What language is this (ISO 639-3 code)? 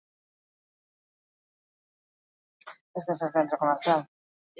eus